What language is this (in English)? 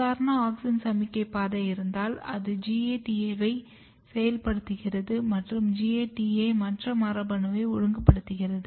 Tamil